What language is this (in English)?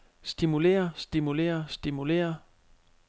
Danish